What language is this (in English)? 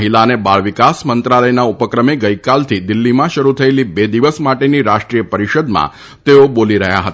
Gujarati